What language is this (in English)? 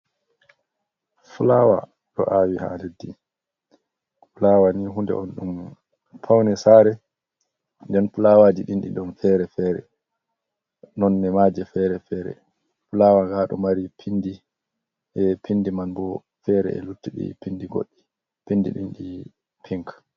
Fula